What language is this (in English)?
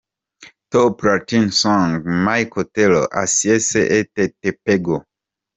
Kinyarwanda